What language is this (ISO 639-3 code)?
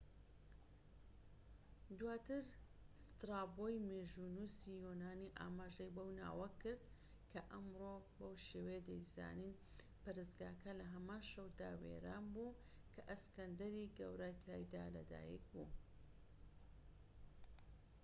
ckb